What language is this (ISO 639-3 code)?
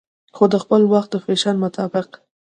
pus